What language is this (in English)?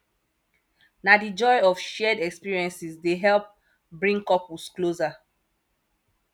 Nigerian Pidgin